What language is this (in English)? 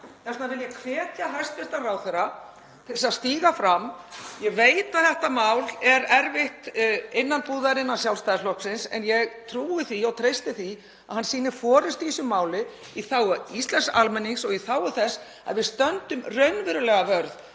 Icelandic